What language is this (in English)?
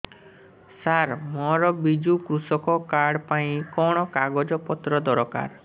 Odia